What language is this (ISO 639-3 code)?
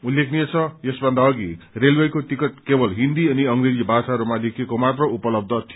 nep